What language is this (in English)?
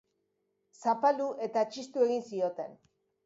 Basque